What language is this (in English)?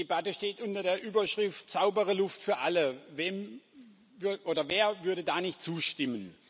German